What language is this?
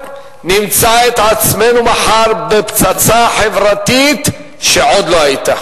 Hebrew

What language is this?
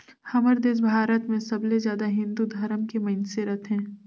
Chhattisgarhi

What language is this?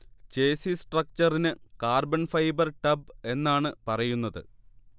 Malayalam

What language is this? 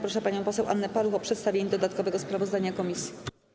Polish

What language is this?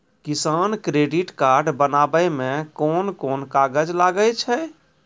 Maithili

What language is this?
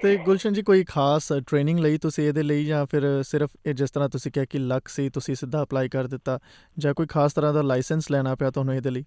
Punjabi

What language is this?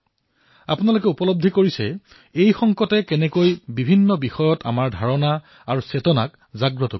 Assamese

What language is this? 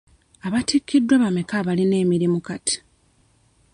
Ganda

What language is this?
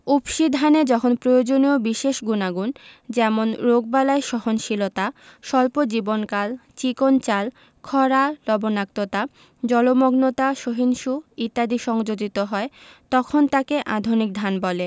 Bangla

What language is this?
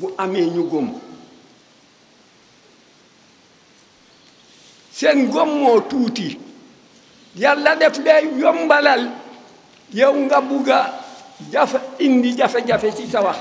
French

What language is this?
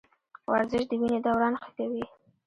Pashto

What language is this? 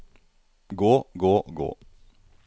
Norwegian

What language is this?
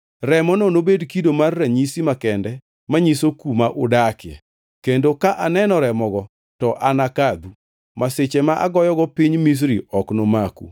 Luo (Kenya and Tanzania)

